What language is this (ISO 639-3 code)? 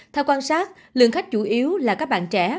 vie